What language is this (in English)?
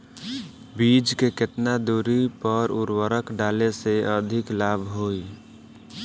Bhojpuri